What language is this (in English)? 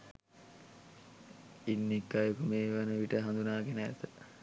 Sinhala